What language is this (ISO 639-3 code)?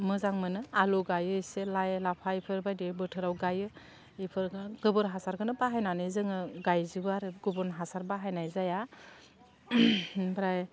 brx